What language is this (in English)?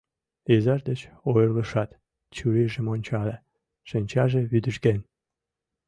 Mari